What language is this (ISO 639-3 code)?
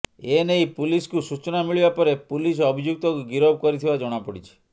ori